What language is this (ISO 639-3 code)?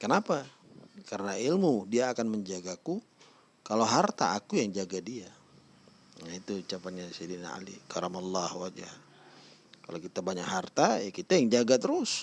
ind